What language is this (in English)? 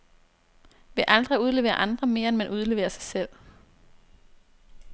Danish